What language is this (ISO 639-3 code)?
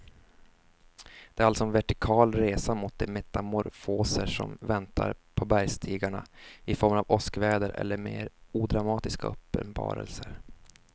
swe